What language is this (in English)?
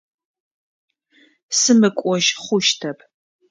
Adyghe